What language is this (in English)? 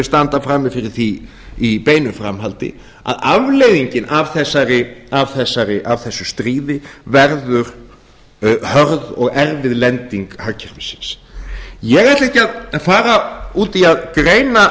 Icelandic